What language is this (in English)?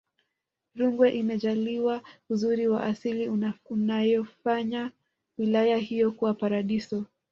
Swahili